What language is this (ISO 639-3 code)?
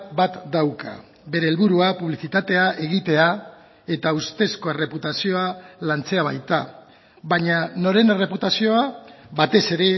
eus